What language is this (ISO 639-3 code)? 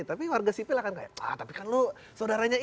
ind